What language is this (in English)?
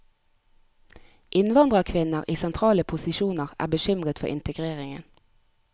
Norwegian